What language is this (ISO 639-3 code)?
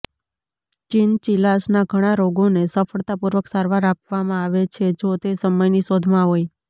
guj